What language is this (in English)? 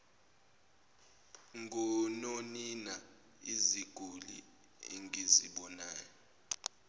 Zulu